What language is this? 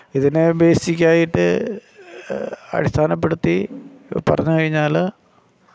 Malayalam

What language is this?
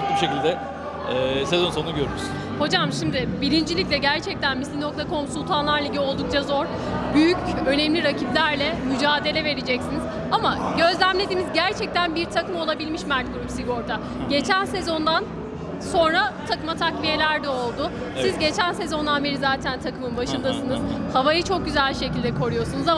Turkish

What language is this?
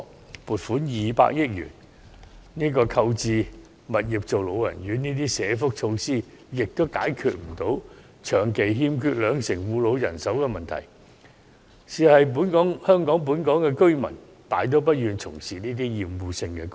Cantonese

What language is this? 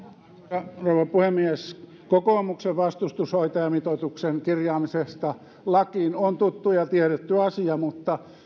Finnish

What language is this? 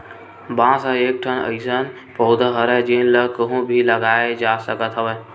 Chhattisgarhi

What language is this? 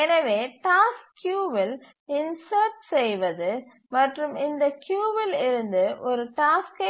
Tamil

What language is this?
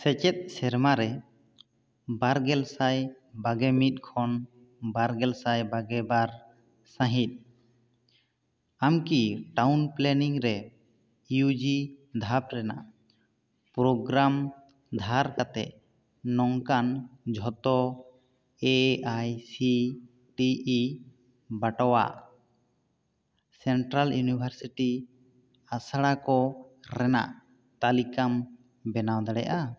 Santali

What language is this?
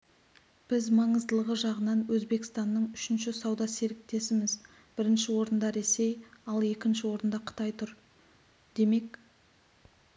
Kazakh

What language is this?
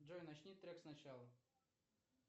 Russian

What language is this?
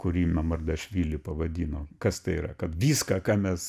Lithuanian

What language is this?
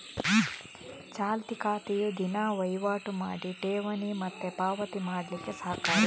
Kannada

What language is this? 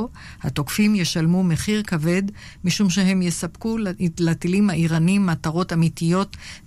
Hebrew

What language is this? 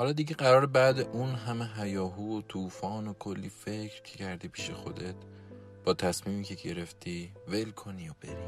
Persian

